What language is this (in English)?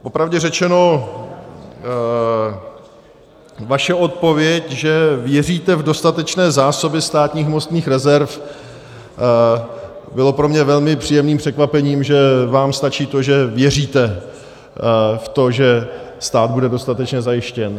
Czech